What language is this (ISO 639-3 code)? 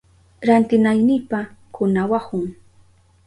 qup